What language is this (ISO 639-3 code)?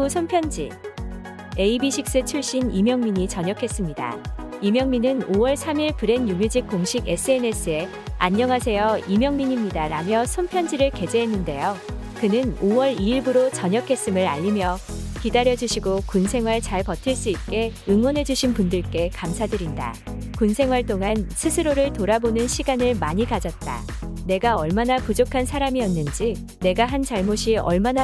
kor